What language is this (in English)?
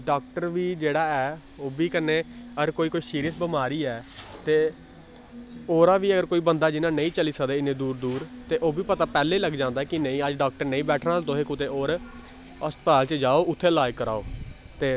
Dogri